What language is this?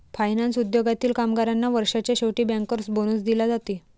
Marathi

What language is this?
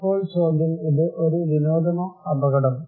Malayalam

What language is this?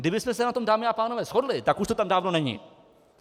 Czech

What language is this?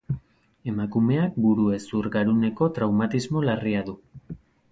Basque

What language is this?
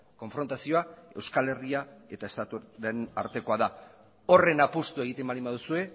Basque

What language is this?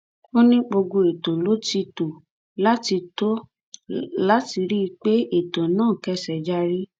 Yoruba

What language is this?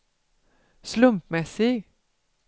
Swedish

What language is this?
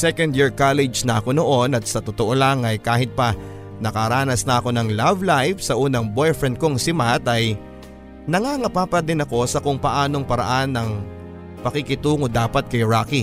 Filipino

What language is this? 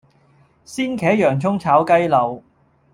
Cantonese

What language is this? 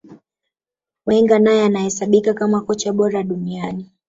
Swahili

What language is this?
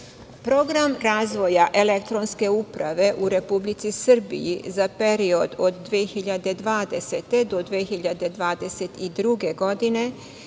Serbian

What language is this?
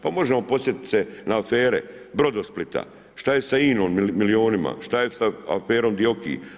Croatian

